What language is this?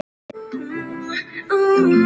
Icelandic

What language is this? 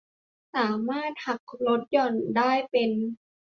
Thai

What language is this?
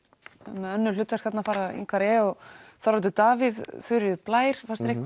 Icelandic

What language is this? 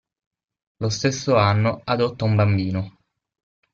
Italian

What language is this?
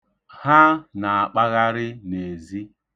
Igbo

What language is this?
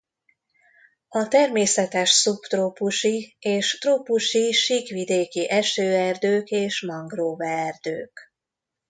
Hungarian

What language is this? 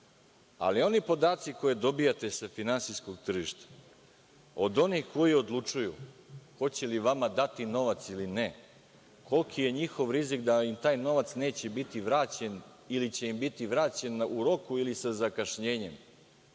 Serbian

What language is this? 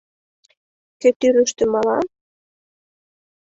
Mari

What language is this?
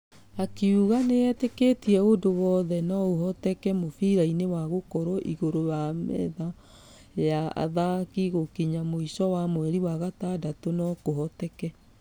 Kikuyu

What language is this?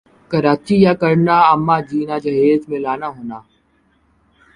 Urdu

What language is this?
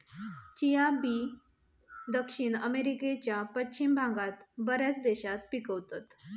Marathi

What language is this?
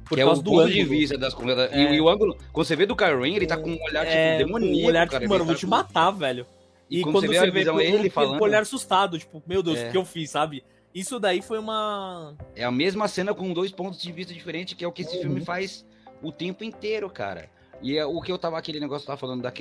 Portuguese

